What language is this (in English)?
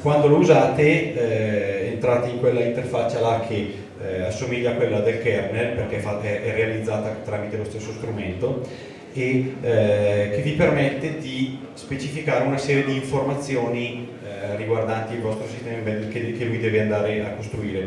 Italian